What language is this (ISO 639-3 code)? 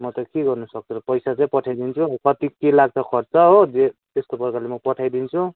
nep